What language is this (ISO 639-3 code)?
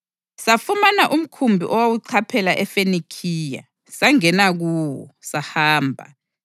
nde